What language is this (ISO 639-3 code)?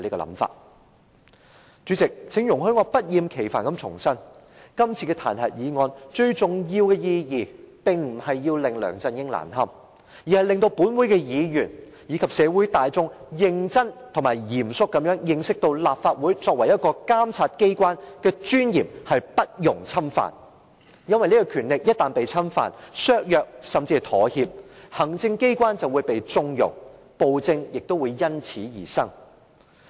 yue